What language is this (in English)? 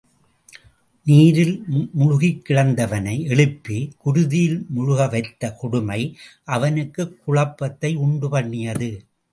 Tamil